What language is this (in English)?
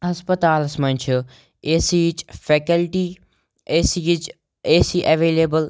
Kashmiri